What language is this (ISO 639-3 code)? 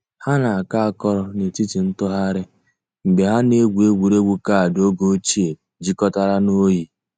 ibo